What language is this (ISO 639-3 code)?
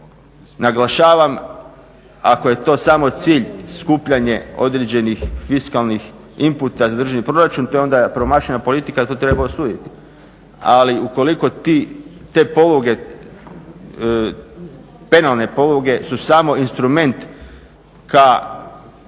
hrv